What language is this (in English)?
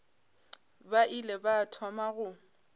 Northern Sotho